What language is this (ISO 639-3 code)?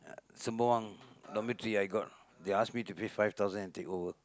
eng